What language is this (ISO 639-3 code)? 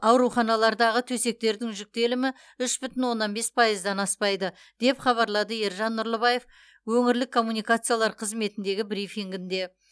kaz